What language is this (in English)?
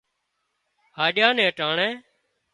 Wadiyara Koli